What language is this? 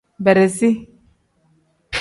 Tem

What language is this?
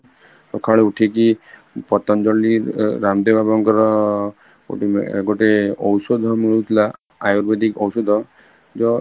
Odia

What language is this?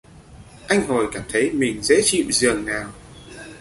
Vietnamese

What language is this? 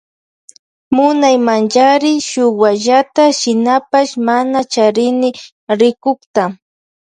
Loja Highland Quichua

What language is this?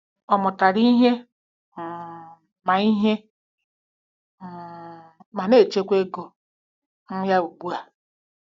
Igbo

